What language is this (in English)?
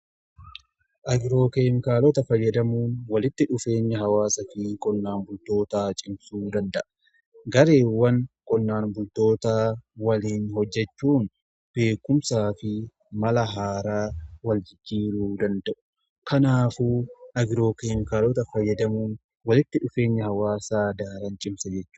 Oromo